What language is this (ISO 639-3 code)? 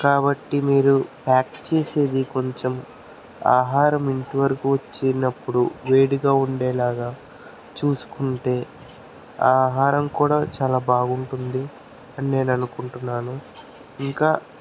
tel